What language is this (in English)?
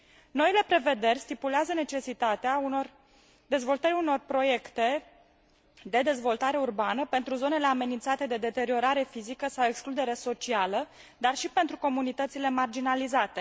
Romanian